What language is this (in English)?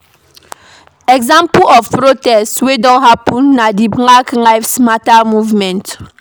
Nigerian Pidgin